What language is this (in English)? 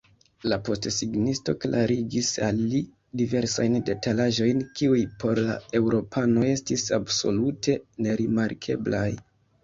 Esperanto